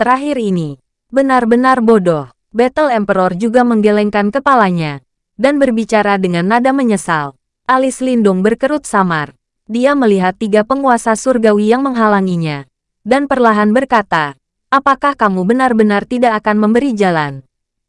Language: Indonesian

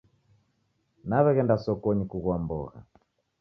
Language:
Taita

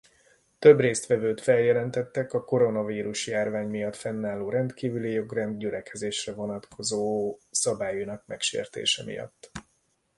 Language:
Hungarian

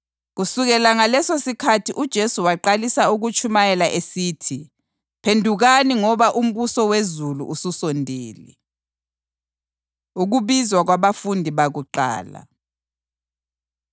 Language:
North Ndebele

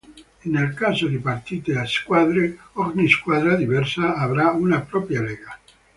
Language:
Italian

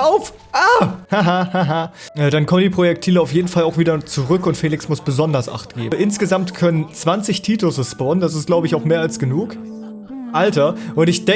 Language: German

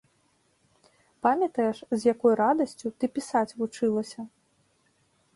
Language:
Belarusian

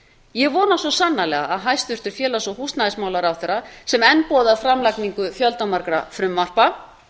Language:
Icelandic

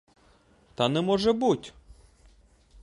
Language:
Ukrainian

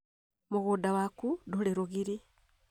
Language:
Kikuyu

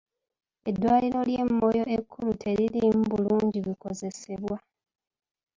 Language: Ganda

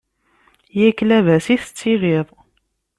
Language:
Kabyle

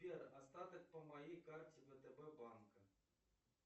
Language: Russian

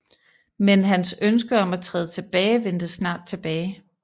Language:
Danish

